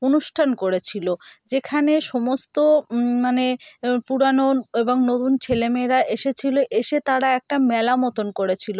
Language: Bangla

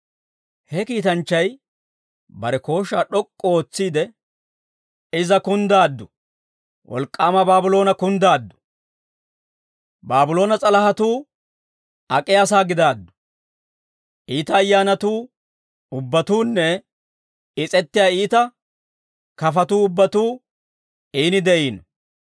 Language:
Dawro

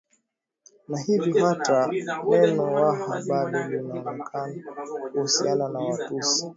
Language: Swahili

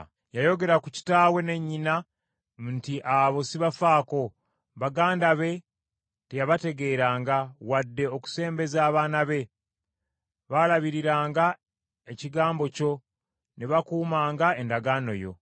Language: Ganda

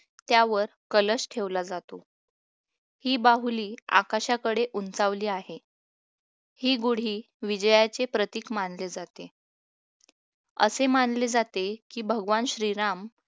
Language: Marathi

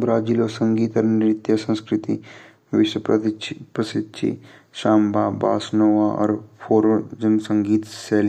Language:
Garhwali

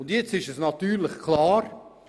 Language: Swiss German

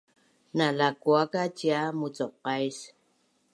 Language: Bunun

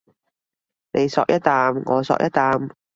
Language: Cantonese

